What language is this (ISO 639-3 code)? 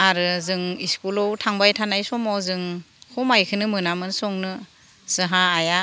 brx